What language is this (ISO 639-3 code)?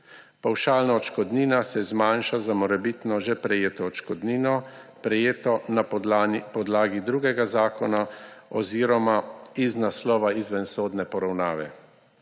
slv